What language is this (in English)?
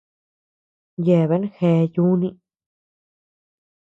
Tepeuxila Cuicatec